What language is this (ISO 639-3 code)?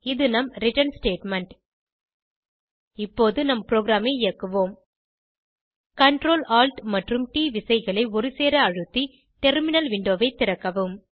tam